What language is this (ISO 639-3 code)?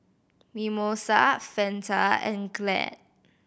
eng